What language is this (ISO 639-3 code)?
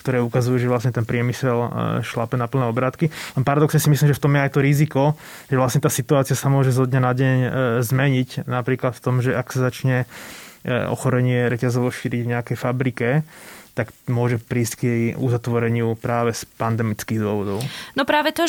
slk